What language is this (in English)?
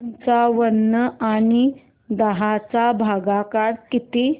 Marathi